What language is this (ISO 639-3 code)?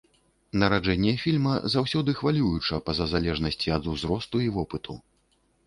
bel